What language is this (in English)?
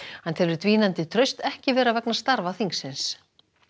Icelandic